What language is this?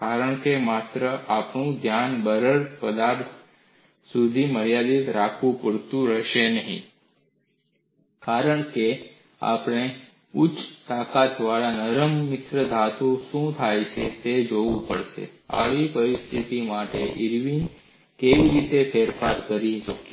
Gujarati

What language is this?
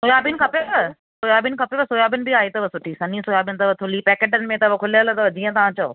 Sindhi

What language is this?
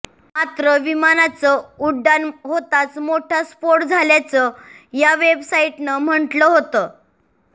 Marathi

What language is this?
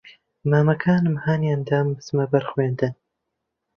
Central Kurdish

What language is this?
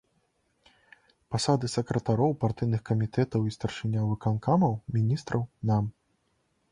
Belarusian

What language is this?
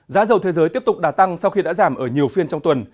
Vietnamese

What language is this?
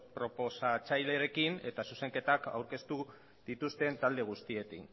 Basque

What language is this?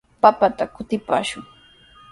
Sihuas Ancash Quechua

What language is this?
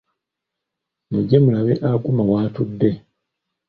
Ganda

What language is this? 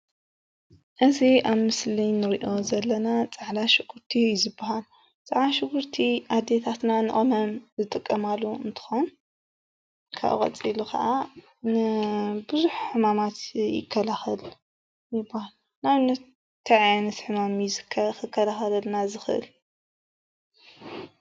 Tigrinya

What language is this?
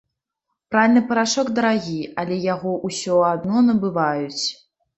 Belarusian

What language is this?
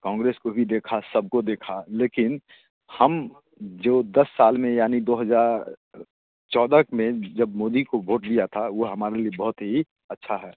Hindi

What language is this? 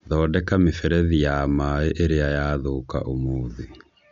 Kikuyu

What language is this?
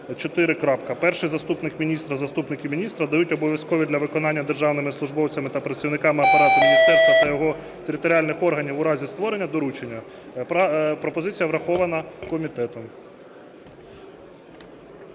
Ukrainian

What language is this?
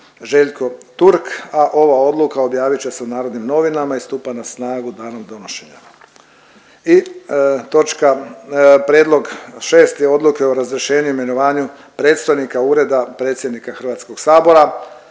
Croatian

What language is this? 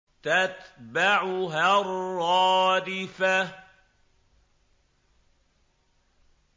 Arabic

